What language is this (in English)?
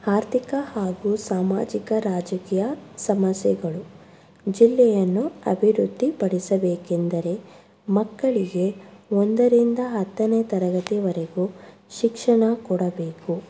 Kannada